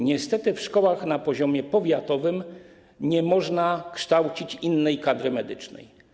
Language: Polish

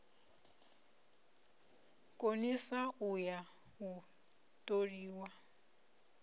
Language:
Venda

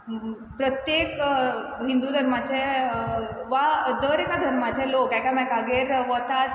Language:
Konkani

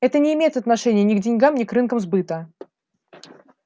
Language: Russian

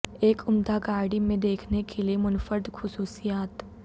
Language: Urdu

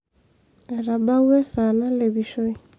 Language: Masai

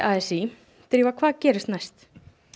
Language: Icelandic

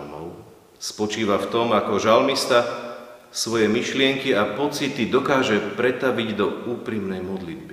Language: Slovak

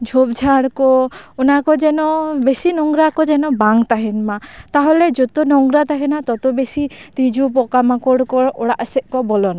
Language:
Santali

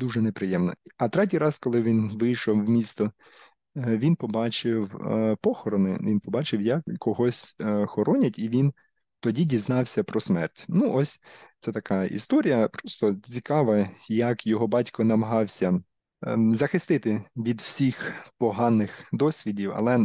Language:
Ukrainian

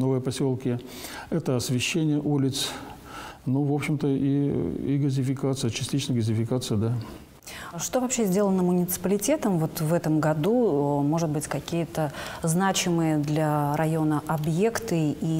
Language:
Russian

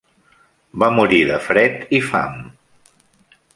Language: Catalan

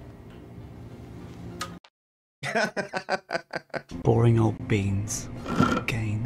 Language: English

